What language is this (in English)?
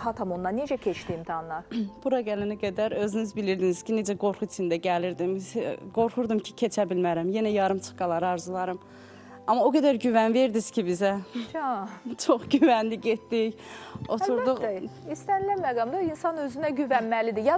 Turkish